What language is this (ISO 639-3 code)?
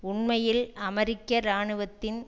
tam